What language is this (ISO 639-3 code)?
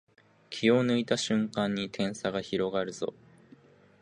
jpn